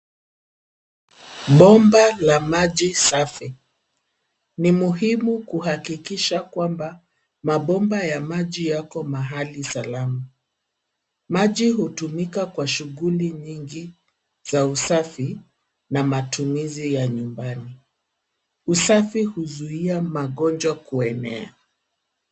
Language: Swahili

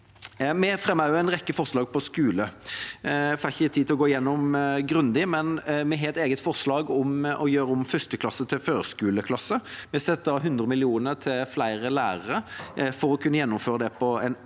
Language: Norwegian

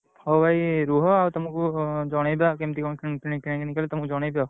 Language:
Odia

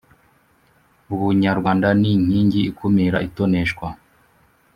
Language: Kinyarwanda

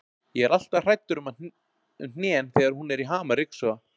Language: Icelandic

